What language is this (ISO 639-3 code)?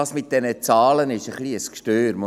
gsw